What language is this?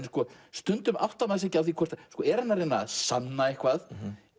Icelandic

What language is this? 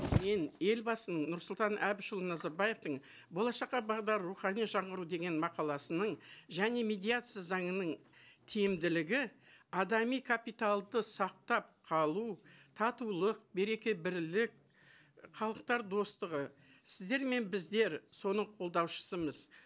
Kazakh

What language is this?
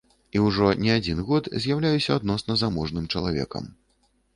Belarusian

